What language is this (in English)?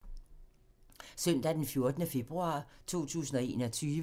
Danish